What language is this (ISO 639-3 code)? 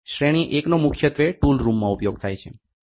guj